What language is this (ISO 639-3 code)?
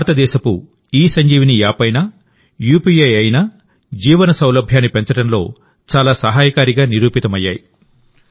tel